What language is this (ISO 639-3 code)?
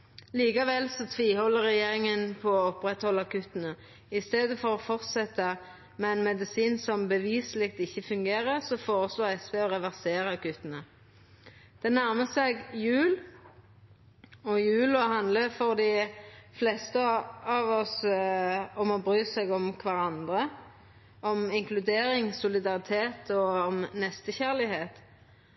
nno